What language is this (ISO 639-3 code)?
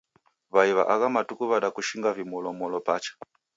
dav